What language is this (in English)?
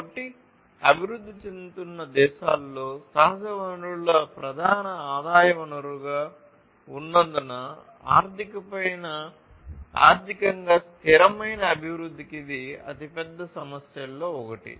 Telugu